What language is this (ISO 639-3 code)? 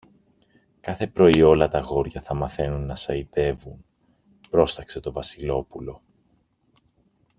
ell